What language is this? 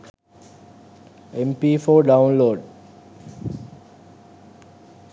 Sinhala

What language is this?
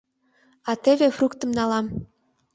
Mari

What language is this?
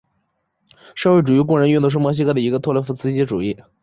Chinese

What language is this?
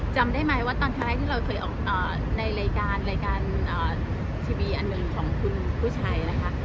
Thai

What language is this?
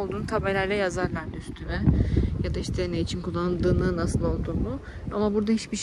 Turkish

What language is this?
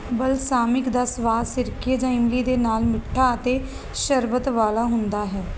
Punjabi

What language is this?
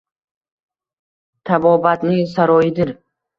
Uzbek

